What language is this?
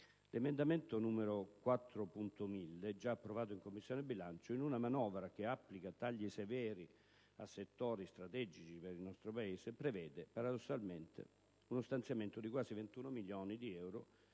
Italian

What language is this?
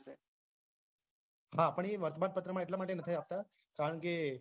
Gujarati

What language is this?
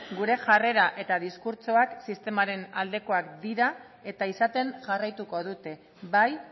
Basque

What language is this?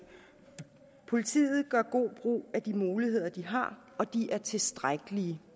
Danish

